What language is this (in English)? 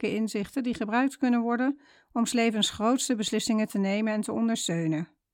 Dutch